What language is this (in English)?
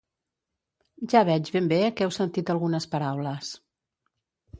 Catalan